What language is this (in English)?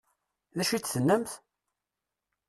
Kabyle